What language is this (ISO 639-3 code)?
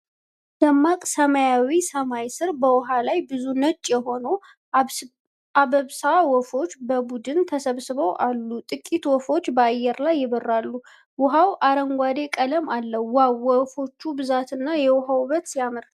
amh